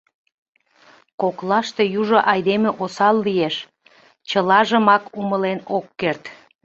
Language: Mari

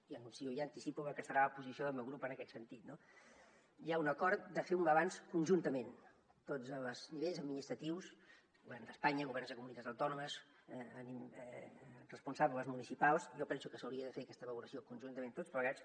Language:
Catalan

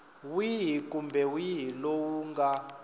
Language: Tsonga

